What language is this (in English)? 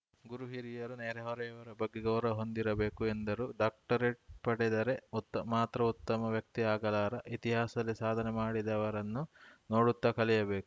Kannada